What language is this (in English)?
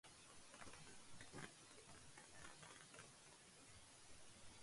Urdu